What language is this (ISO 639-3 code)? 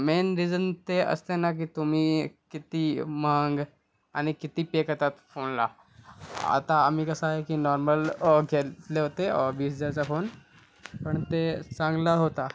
mar